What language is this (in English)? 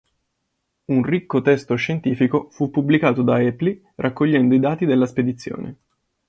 Italian